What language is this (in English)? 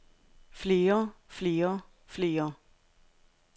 Danish